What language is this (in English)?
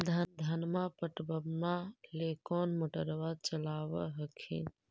Magahi